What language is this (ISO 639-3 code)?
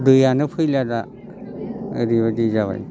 brx